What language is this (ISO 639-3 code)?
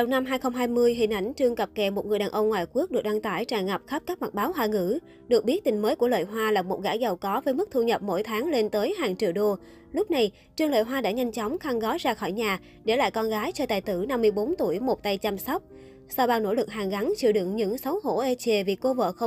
vie